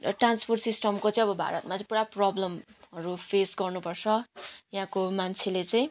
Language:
Nepali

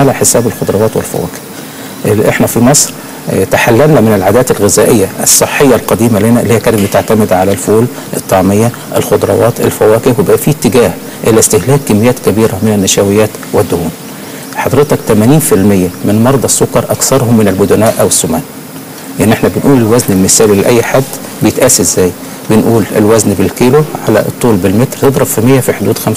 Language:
Arabic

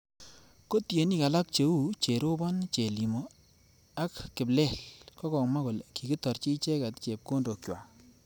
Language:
Kalenjin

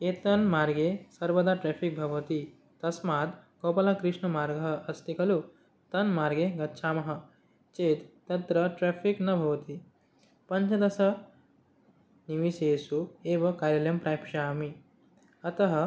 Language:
Sanskrit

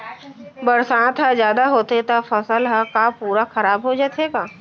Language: Chhattisgarhi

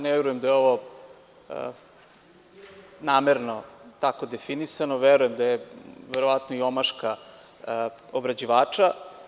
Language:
Serbian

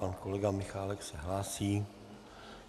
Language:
Czech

